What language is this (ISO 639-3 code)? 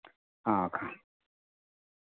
mai